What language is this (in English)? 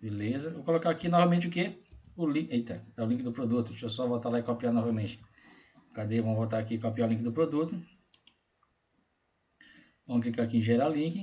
Portuguese